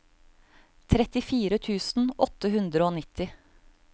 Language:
Norwegian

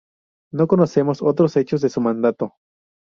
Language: Spanish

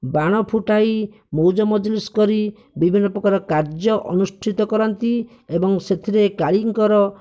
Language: Odia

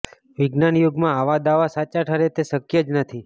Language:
Gujarati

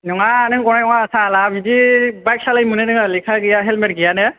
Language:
Bodo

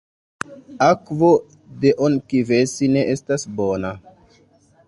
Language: Esperanto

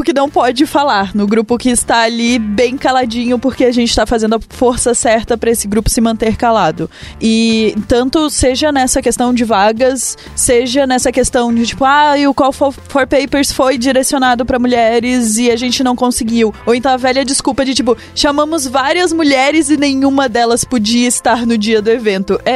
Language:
Portuguese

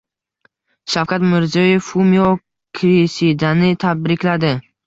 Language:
Uzbek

